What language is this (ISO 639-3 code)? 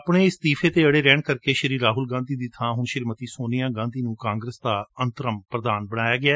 pan